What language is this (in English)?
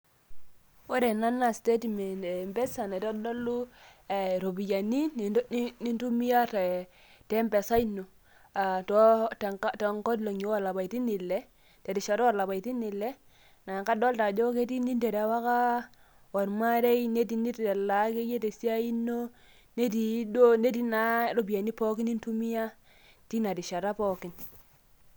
Masai